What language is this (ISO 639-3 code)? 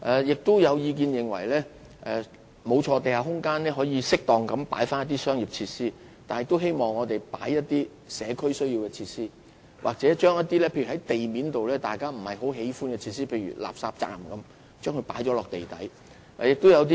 yue